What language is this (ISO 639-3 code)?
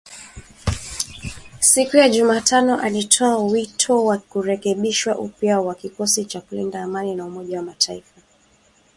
swa